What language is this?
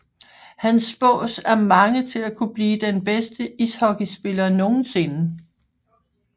Danish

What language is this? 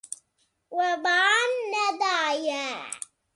Kurdish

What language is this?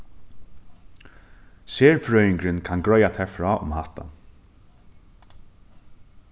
Faroese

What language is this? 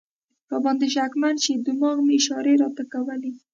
Pashto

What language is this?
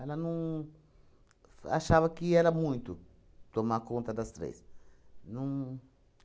Portuguese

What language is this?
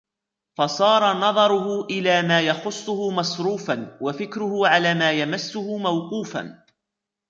Arabic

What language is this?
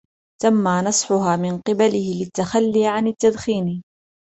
Arabic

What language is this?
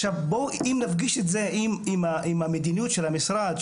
Hebrew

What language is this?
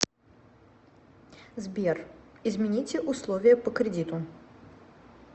Russian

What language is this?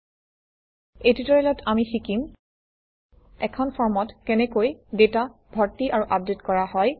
Assamese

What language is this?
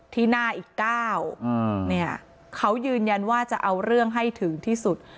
Thai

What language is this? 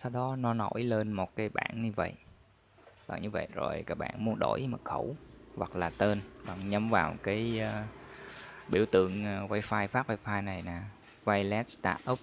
Vietnamese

